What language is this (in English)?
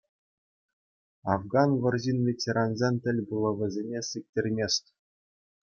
Chuvash